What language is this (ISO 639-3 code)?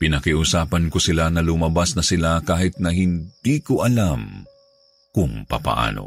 fil